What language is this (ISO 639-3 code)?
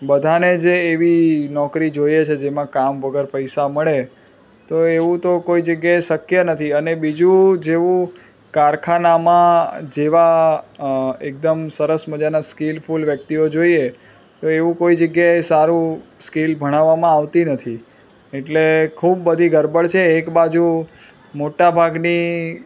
guj